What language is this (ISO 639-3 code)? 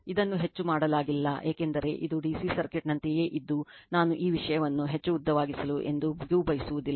kan